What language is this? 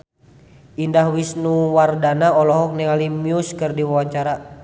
Sundanese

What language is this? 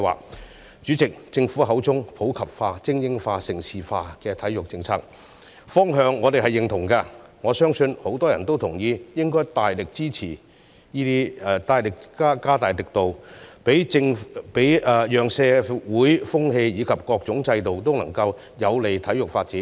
Cantonese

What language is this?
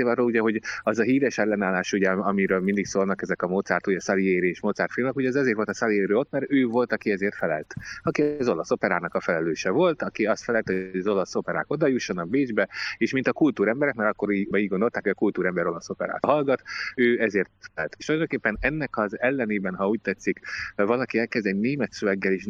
Hungarian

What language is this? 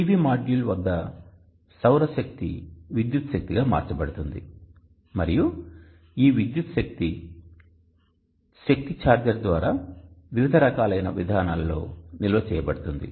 Telugu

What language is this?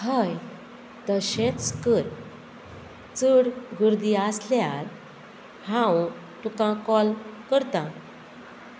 Konkani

